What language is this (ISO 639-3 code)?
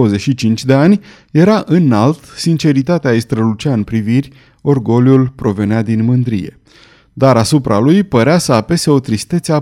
ron